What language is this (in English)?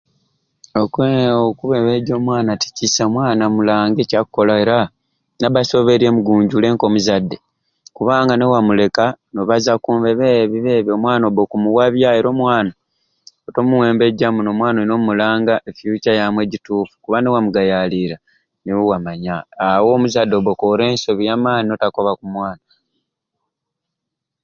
Ruuli